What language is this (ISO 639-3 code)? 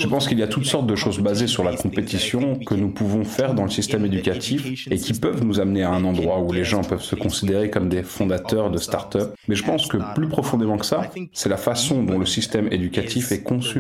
fra